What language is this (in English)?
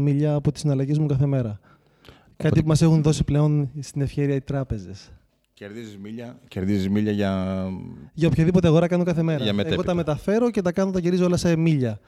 Greek